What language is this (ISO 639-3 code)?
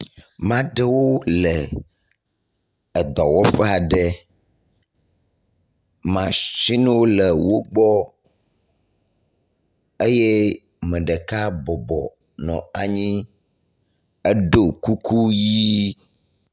ewe